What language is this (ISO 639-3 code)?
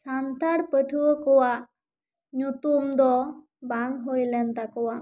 sat